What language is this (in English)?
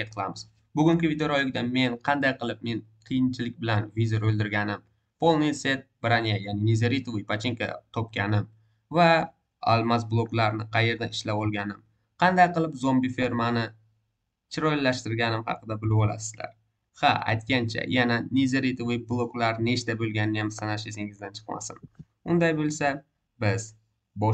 Turkish